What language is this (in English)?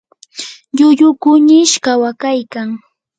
Yanahuanca Pasco Quechua